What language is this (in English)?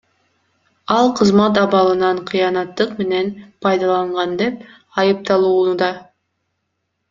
Kyrgyz